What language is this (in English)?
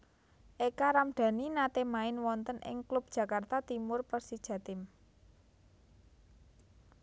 Javanese